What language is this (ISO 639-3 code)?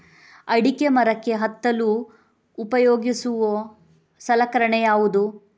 kan